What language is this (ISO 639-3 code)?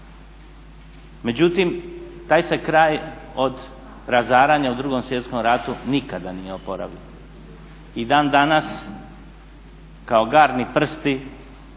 hrv